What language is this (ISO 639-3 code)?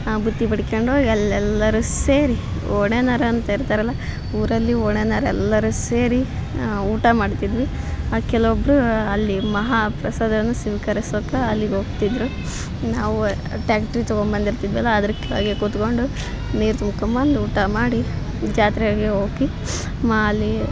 kan